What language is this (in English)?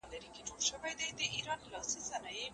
Pashto